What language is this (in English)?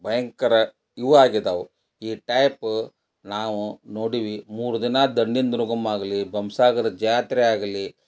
Kannada